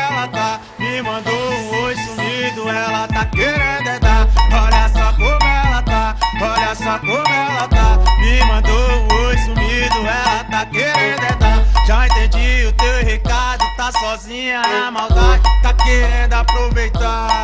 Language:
Portuguese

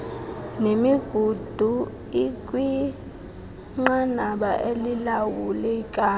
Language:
Xhosa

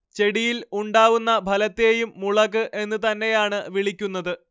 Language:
Malayalam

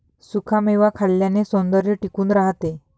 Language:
Marathi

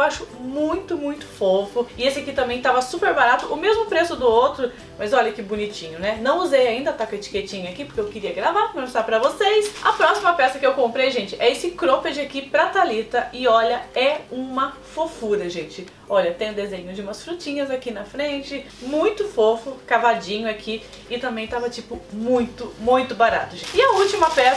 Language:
Portuguese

